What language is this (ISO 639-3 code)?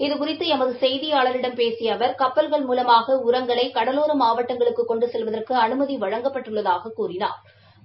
tam